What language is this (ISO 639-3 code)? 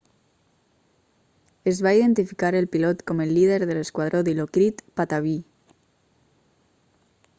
cat